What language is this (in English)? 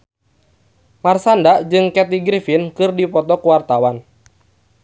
Sundanese